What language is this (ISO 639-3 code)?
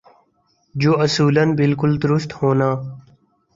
urd